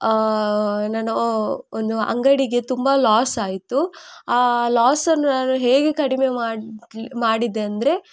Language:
Kannada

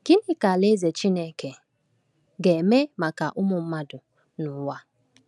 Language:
Igbo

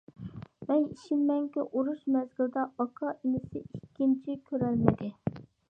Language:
Uyghur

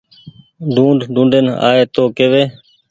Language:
Goaria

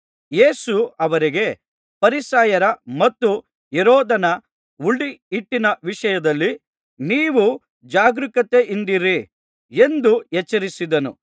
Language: Kannada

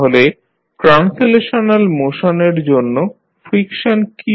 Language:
Bangla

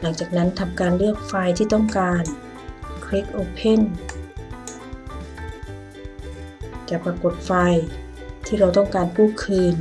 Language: Thai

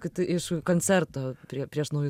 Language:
Lithuanian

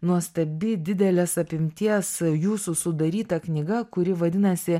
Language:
Lithuanian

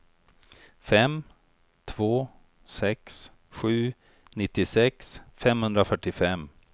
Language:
Swedish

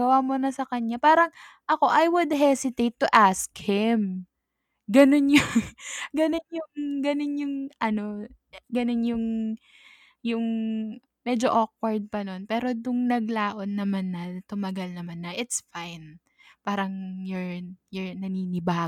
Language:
Filipino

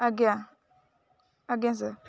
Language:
Odia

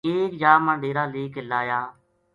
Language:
Gujari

